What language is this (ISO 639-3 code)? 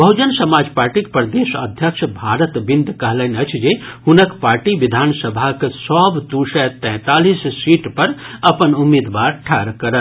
mai